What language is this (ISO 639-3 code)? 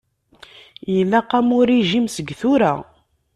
kab